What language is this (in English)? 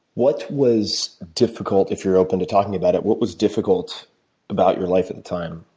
English